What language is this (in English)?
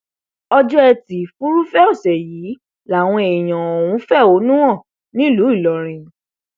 Yoruba